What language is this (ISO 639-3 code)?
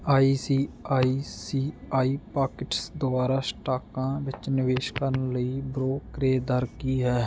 pan